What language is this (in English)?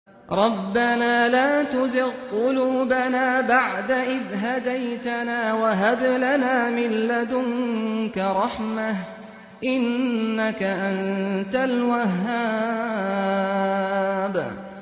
Arabic